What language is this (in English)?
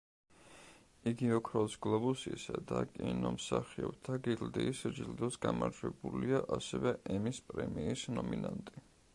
Georgian